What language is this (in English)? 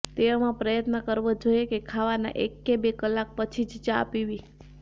Gujarati